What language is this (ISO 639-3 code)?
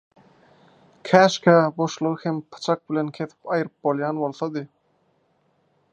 tuk